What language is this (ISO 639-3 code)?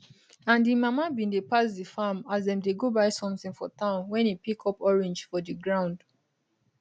pcm